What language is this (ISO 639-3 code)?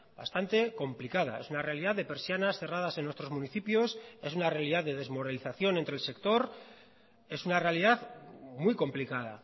spa